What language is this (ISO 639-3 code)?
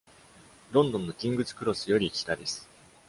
jpn